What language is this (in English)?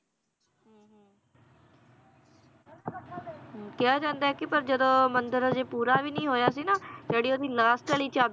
Punjabi